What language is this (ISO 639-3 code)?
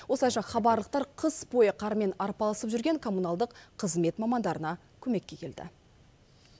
kaz